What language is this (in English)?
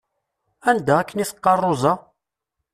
Kabyle